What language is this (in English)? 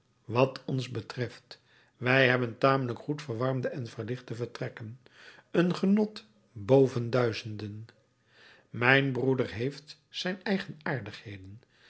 Dutch